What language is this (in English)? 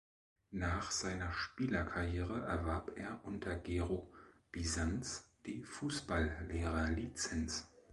German